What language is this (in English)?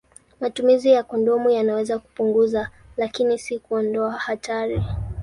Swahili